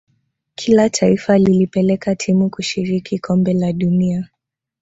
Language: Swahili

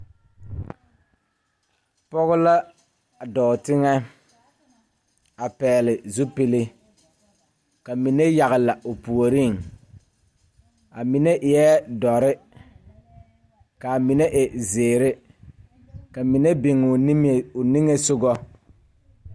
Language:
Southern Dagaare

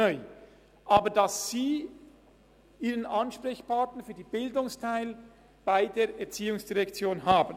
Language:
Swiss German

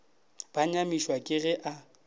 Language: Northern Sotho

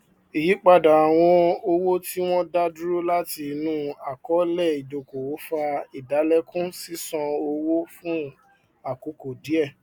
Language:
Yoruba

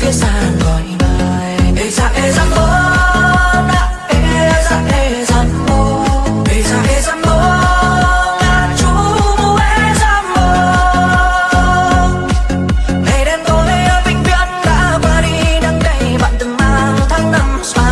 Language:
Vietnamese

